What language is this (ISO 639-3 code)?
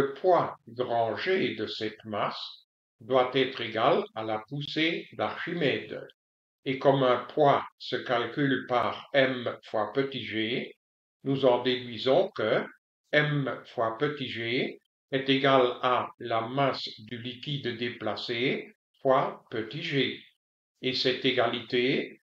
fra